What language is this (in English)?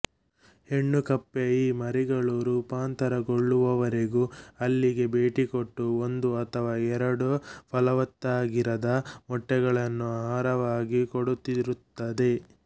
Kannada